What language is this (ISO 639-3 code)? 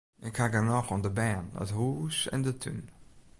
fry